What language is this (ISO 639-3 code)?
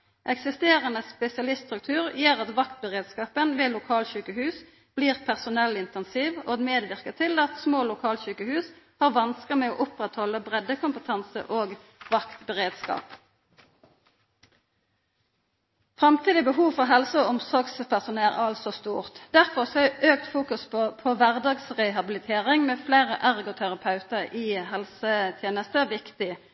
nno